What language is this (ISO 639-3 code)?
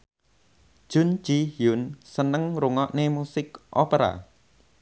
jav